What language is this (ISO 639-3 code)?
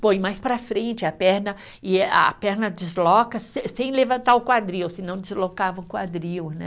por